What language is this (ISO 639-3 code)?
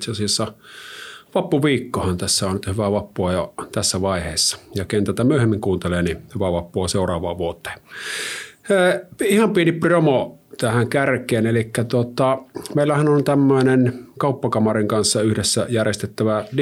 fin